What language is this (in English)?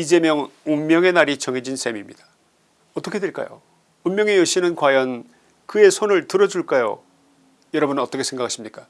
Korean